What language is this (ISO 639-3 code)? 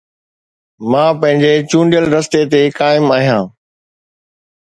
snd